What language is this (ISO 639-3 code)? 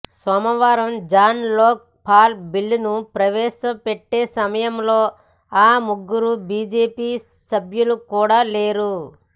tel